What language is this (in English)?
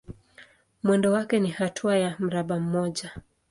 Swahili